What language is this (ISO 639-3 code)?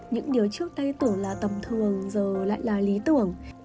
vie